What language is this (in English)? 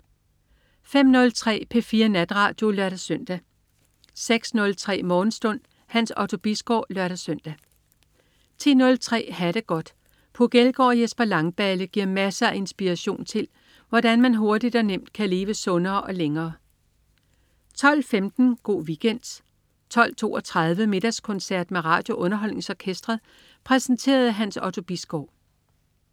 Danish